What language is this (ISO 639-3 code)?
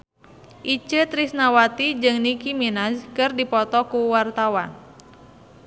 sun